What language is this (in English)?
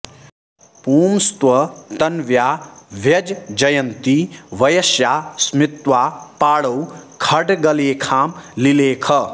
Sanskrit